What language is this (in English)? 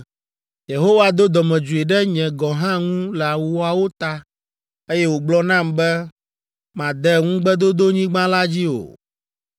Ewe